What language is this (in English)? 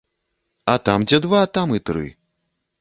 Belarusian